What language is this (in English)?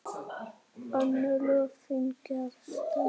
Icelandic